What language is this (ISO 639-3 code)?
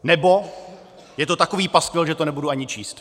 ces